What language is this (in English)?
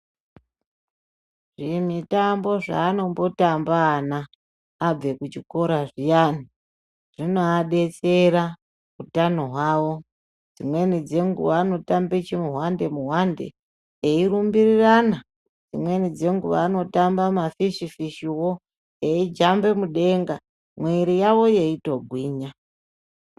Ndau